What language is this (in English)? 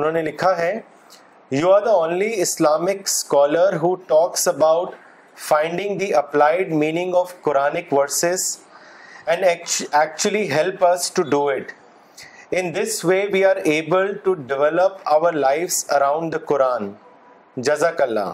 Urdu